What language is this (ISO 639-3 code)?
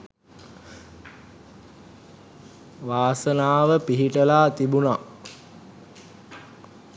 sin